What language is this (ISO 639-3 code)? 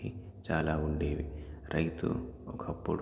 tel